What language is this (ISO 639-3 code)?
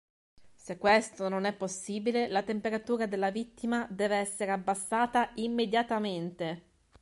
ita